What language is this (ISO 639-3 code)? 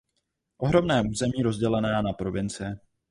ces